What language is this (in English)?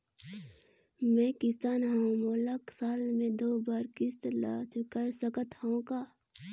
Chhattisgarhi